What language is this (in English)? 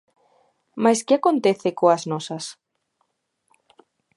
Galician